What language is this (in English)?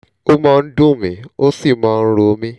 Yoruba